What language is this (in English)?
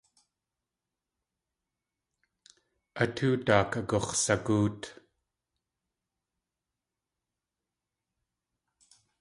Tlingit